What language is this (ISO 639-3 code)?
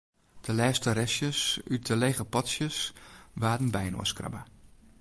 fry